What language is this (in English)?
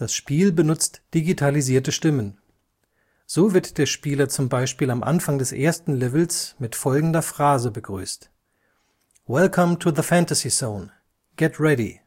German